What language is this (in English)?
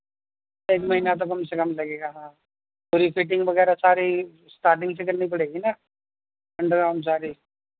Urdu